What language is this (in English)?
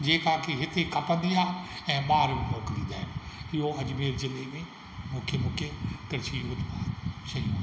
Sindhi